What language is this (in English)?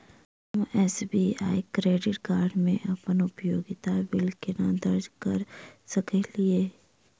Maithili